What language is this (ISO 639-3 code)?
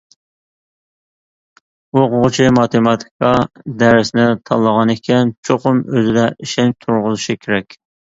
uig